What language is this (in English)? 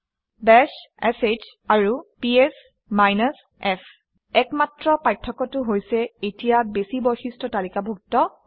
Assamese